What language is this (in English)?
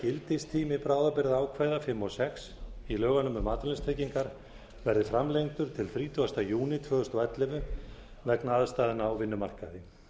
Icelandic